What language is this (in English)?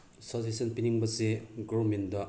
Manipuri